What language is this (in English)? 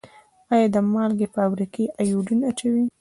Pashto